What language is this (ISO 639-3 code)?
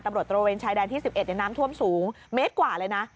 tha